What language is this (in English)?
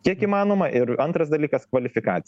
Lithuanian